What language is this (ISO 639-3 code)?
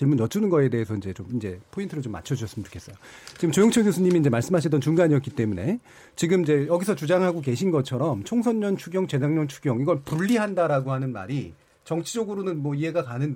kor